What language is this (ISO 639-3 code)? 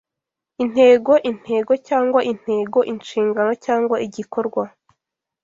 kin